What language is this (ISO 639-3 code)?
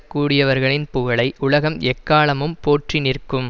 tam